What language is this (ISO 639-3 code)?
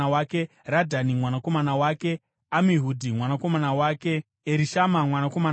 sna